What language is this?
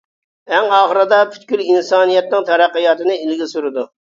Uyghur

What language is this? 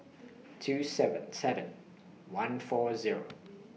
English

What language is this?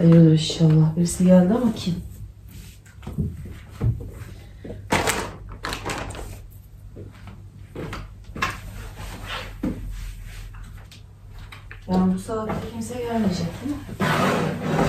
Turkish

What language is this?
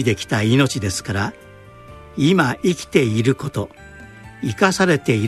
Japanese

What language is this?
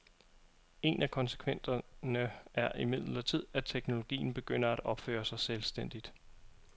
Danish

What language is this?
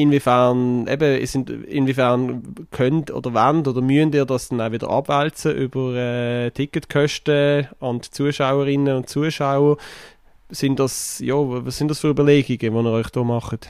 German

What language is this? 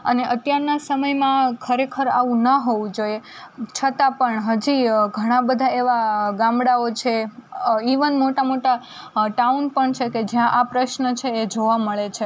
Gujarati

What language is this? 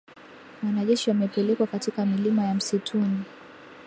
Swahili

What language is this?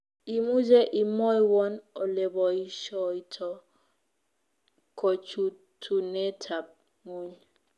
Kalenjin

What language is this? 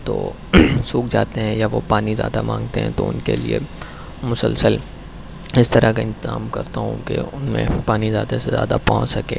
Urdu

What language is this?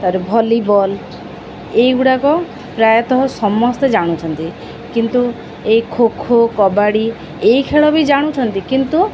Odia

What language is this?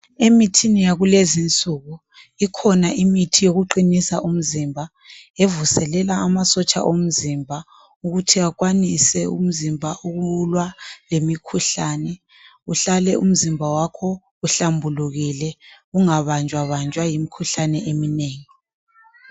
North Ndebele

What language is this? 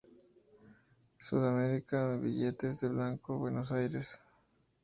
Spanish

